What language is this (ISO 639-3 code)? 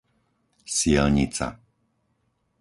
slk